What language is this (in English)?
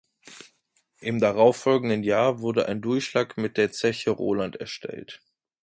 German